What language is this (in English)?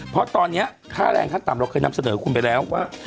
Thai